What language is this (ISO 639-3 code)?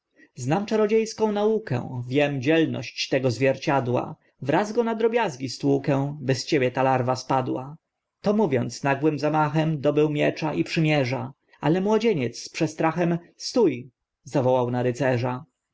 pol